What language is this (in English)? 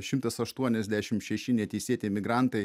Lithuanian